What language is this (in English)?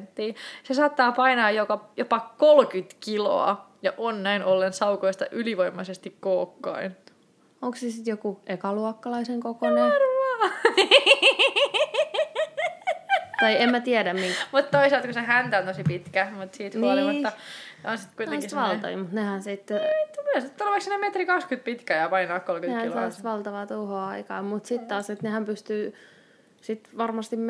Finnish